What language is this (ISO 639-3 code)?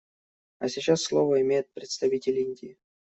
rus